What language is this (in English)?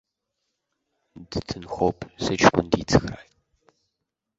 Abkhazian